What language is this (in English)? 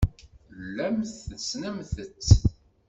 Kabyle